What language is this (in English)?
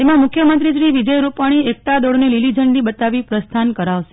Gujarati